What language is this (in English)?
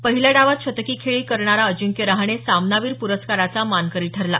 Marathi